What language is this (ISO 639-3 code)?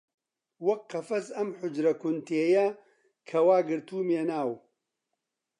ckb